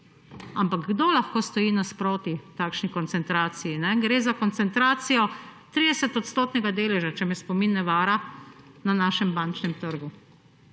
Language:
Slovenian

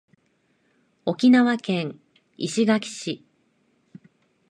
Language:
Japanese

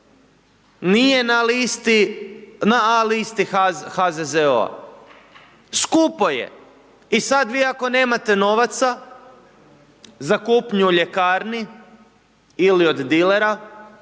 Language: Croatian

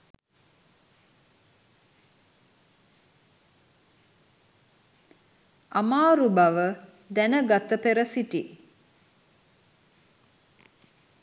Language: Sinhala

